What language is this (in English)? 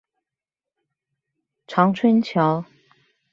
Chinese